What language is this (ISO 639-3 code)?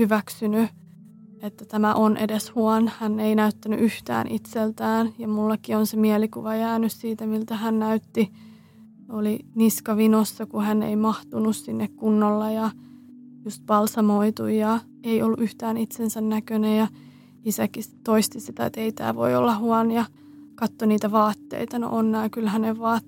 fin